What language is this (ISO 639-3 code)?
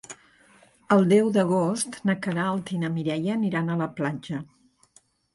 cat